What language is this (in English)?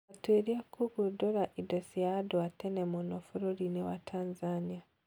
Kikuyu